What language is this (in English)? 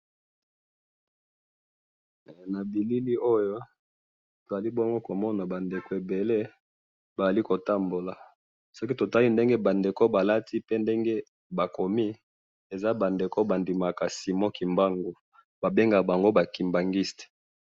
Lingala